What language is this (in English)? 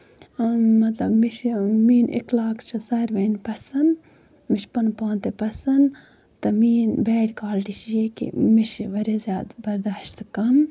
Kashmiri